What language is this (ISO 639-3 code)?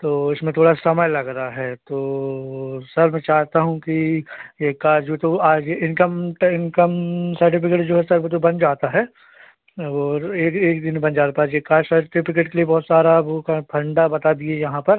hin